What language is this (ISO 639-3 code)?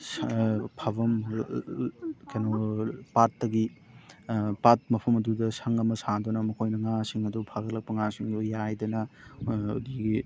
mni